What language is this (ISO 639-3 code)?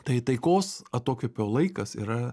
lit